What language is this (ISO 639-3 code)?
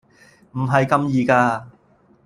yue